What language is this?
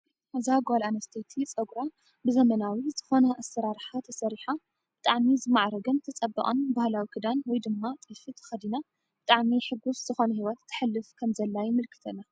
Tigrinya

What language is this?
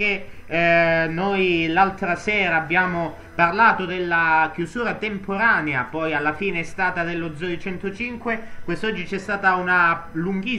Italian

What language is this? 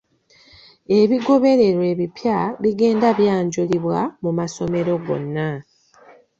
Ganda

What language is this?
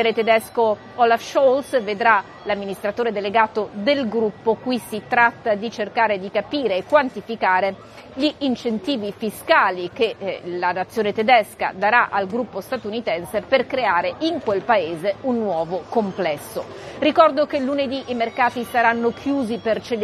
Italian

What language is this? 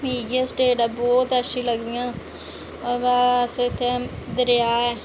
Dogri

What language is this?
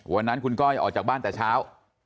Thai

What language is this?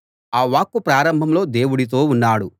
Telugu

